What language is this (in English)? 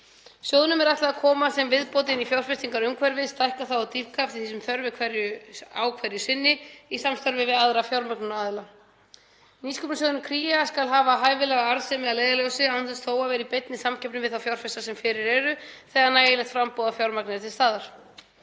Icelandic